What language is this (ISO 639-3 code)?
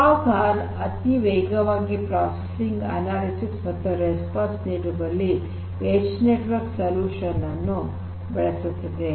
kan